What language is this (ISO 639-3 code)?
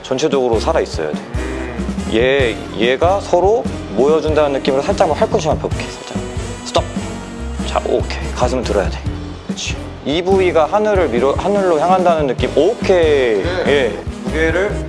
kor